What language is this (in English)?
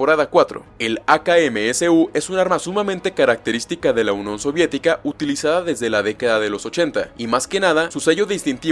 Spanish